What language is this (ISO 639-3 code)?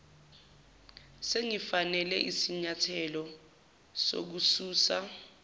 zul